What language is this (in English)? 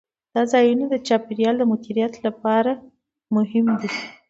Pashto